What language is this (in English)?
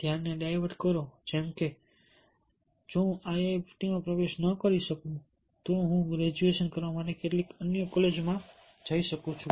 Gujarati